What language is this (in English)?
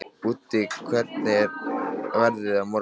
Icelandic